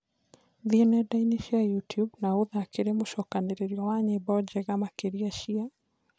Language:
Kikuyu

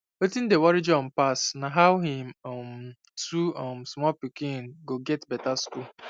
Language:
Nigerian Pidgin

